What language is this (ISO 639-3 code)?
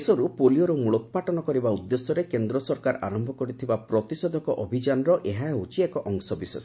ori